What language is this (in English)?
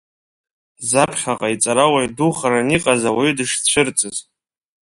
Abkhazian